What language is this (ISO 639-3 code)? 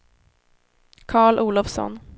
swe